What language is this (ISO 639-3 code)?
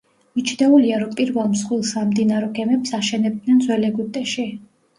kat